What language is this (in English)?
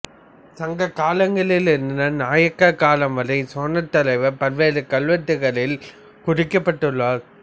Tamil